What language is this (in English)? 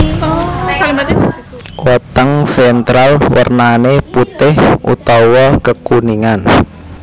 Javanese